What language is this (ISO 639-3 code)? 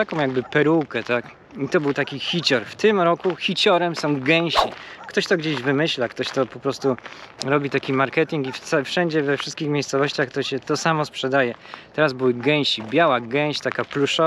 pol